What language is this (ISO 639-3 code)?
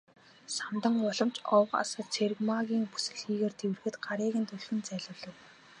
mon